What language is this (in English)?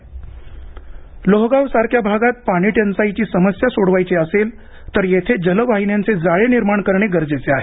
Marathi